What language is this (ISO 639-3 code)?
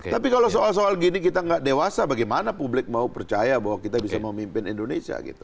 ind